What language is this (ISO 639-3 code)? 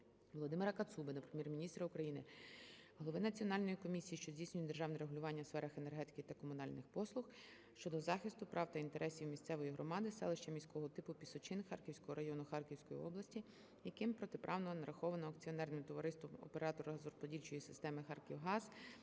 ukr